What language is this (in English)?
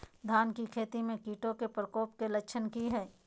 Magahi